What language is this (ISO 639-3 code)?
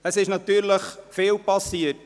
gsw